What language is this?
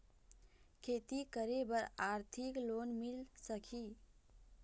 Chhattisgarhi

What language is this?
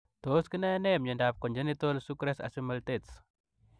Kalenjin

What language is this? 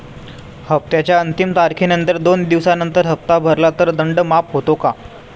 Marathi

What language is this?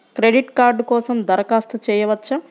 Telugu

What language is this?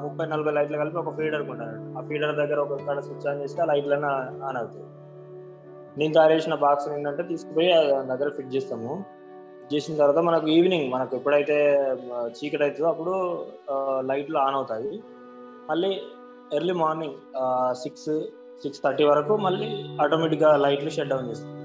Telugu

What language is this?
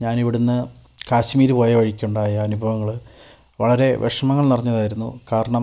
Malayalam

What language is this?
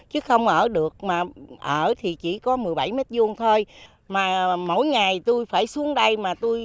Vietnamese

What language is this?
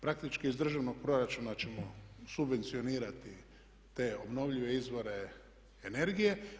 Croatian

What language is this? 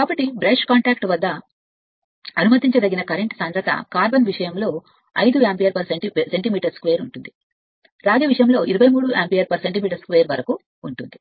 Telugu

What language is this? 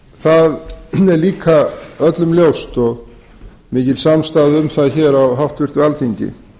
Icelandic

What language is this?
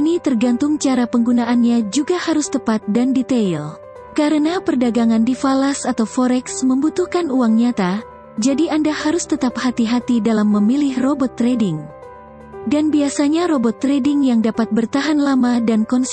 Indonesian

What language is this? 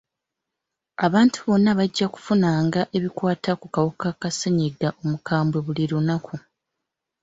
Ganda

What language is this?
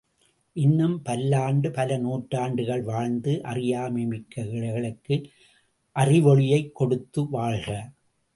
Tamil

